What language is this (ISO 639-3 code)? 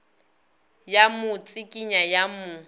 nso